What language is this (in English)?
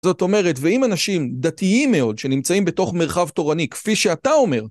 Hebrew